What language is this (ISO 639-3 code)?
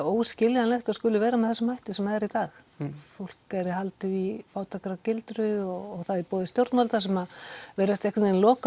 isl